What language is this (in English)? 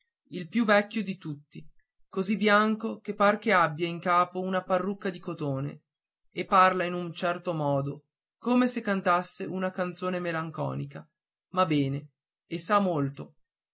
Italian